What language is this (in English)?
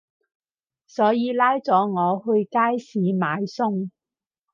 Cantonese